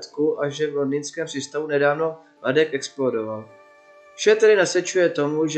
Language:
Czech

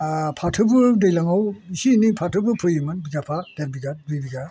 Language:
Bodo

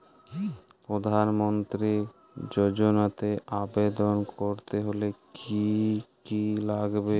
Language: Bangla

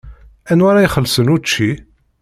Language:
Kabyle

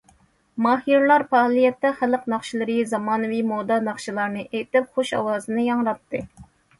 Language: Uyghur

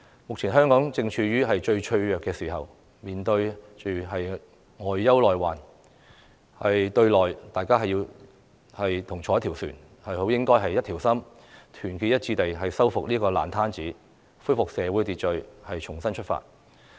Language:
Cantonese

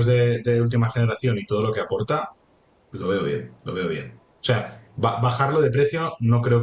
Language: Spanish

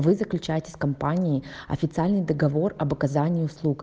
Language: Russian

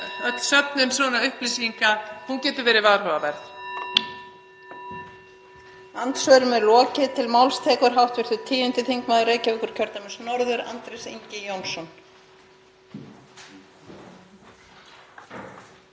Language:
Icelandic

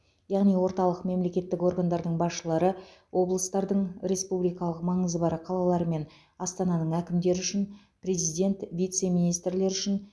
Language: Kazakh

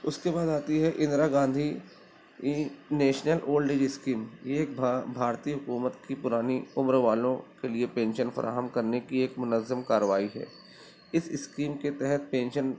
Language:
Urdu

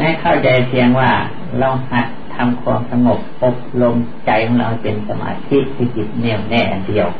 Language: Thai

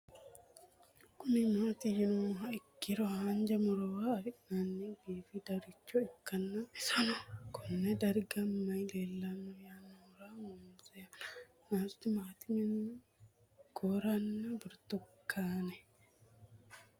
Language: Sidamo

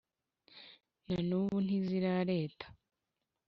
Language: Kinyarwanda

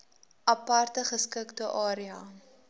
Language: Afrikaans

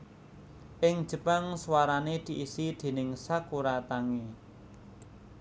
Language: Javanese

